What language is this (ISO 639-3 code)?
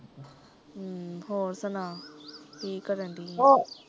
pan